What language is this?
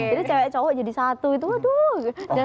Indonesian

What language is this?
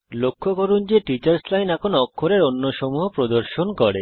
Bangla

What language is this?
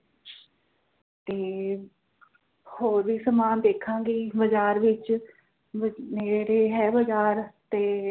Punjabi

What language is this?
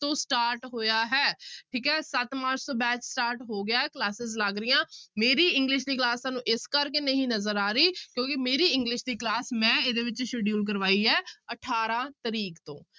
Punjabi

